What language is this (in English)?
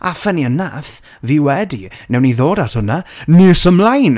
Welsh